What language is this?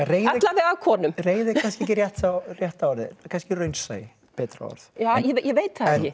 Icelandic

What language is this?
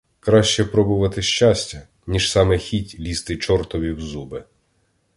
Ukrainian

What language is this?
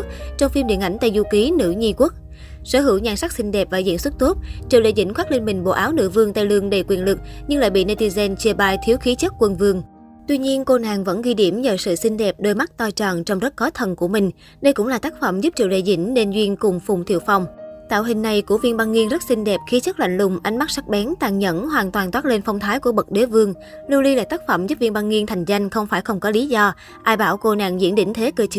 Vietnamese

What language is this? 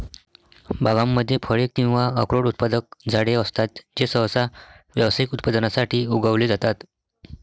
Marathi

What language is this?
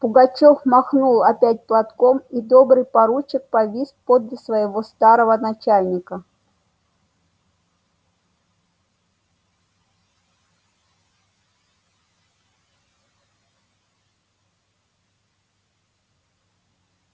Russian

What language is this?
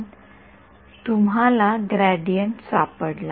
Marathi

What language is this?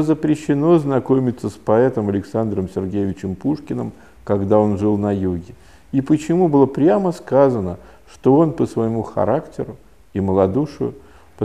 Russian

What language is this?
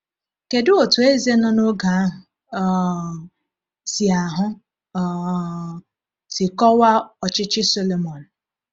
Igbo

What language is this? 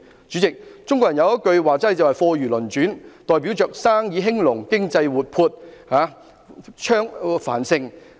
Cantonese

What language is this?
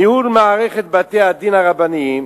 Hebrew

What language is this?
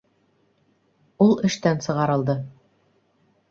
Bashkir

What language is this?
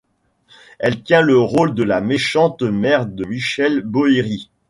French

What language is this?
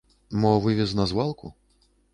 Belarusian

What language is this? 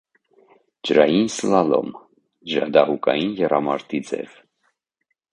Armenian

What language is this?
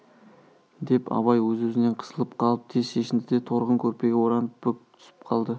Kazakh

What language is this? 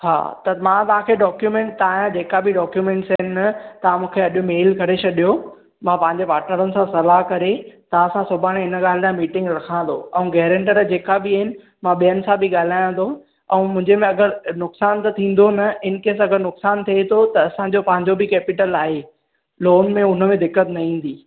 Sindhi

